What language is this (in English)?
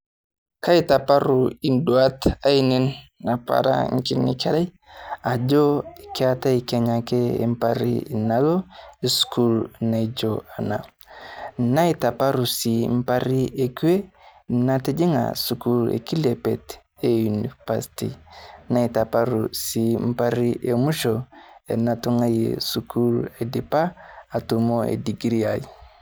Masai